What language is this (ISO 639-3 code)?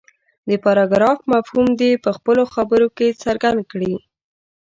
pus